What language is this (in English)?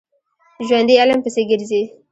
Pashto